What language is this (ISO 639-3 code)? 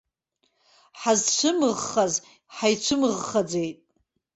abk